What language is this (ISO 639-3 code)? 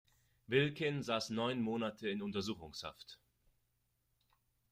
deu